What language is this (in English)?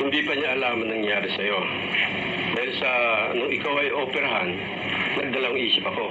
Filipino